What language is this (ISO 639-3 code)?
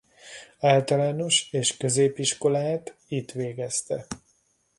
hun